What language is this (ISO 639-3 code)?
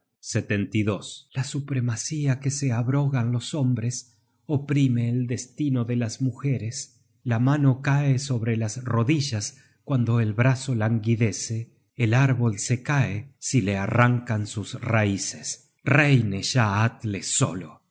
spa